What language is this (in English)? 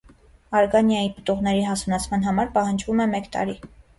Armenian